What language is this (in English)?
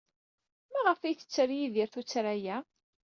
Kabyle